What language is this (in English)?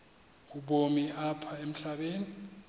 Xhosa